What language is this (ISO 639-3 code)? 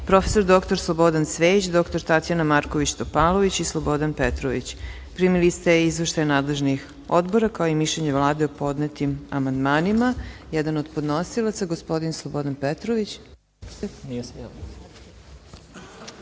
srp